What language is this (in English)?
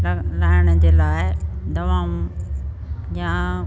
Sindhi